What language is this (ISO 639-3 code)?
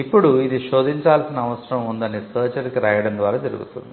tel